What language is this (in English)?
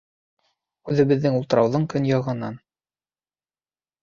Bashkir